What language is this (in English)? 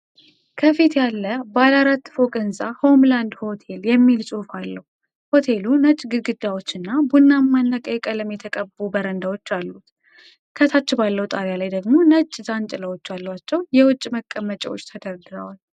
Amharic